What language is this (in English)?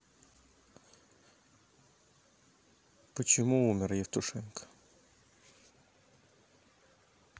Russian